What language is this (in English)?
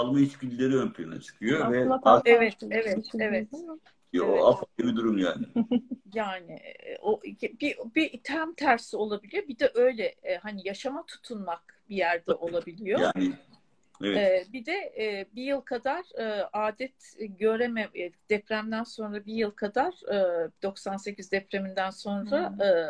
Turkish